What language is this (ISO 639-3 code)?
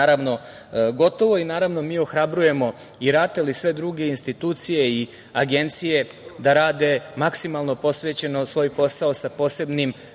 srp